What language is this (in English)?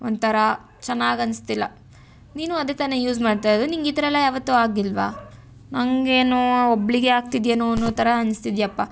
Kannada